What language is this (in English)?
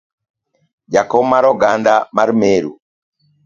Luo (Kenya and Tanzania)